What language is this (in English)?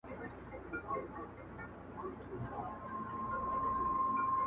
Pashto